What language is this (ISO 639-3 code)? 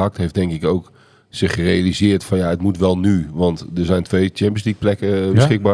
nld